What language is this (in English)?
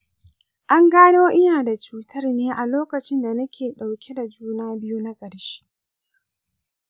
Hausa